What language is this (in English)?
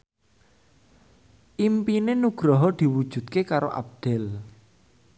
Javanese